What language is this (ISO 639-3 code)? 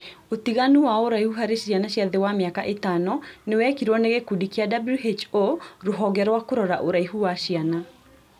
kik